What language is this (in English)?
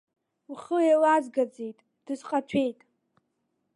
Abkhazian